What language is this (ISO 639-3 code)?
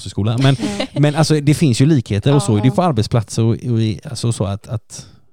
swe